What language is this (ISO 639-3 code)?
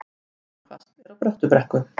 isl